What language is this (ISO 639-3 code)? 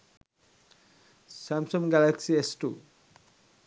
sin